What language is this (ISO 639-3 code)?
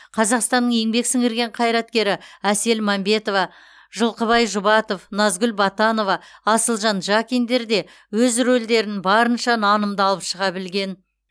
kaz